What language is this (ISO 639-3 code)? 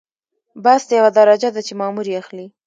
pus